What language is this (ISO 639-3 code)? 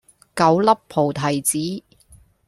yue